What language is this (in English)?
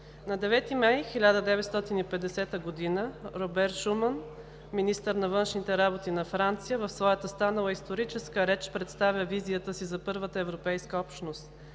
Bulgarian